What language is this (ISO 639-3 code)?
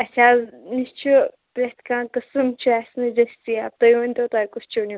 kas